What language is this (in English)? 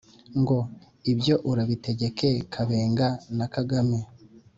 Kinyarwanda